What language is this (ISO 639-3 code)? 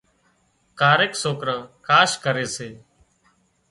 kxp